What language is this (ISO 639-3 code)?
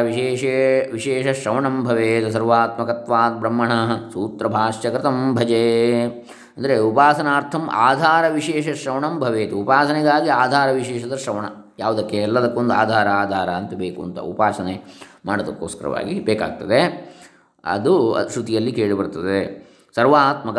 kan